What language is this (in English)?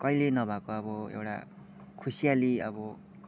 Nepali